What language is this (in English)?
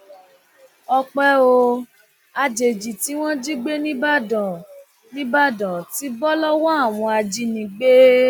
Yoruba